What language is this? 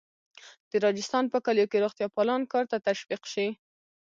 Pashto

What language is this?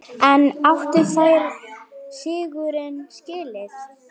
Icelandic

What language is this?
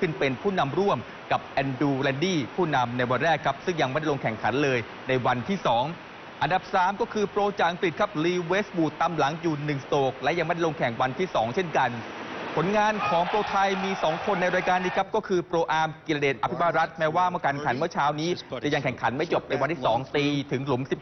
Thai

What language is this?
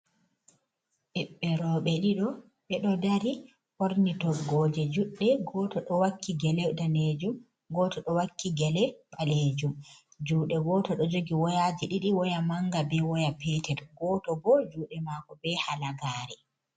Fula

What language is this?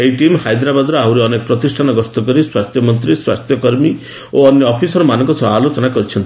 Odia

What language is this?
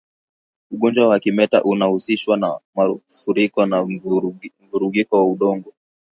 Swahili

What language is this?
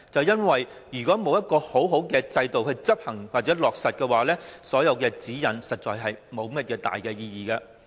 Cantonese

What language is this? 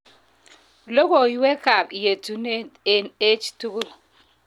Kalenjin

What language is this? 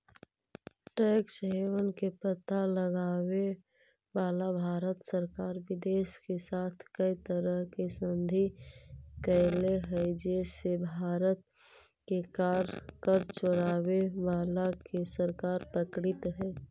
Magahi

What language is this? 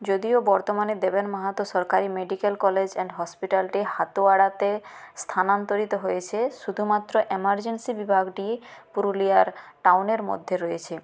Bangla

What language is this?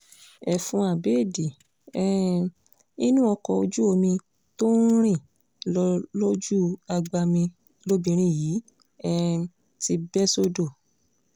Yoruba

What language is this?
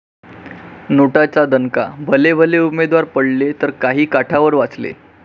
Marathi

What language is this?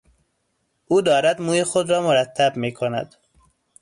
Persian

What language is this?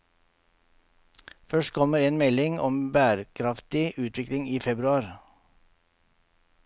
Norwegian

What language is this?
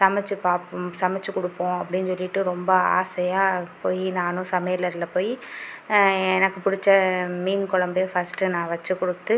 Tamil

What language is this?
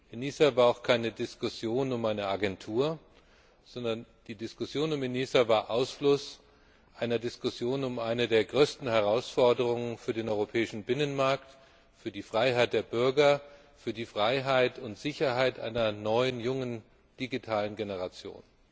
German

